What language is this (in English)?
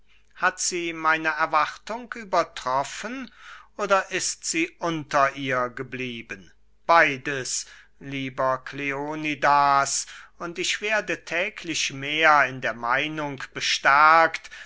German